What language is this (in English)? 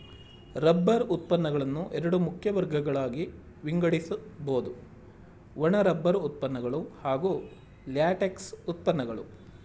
Kannada